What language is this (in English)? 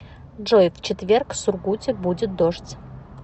Russian